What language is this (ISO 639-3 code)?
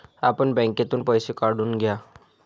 mar